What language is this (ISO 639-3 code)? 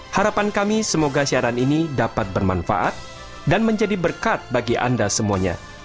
ind